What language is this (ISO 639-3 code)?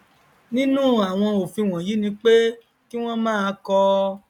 yor